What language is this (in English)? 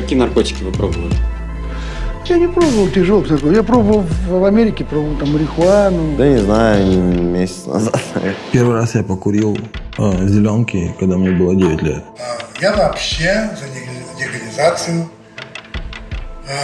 Russian